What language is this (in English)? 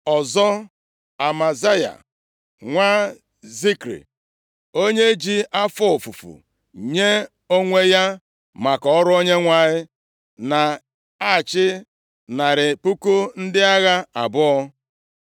Igbo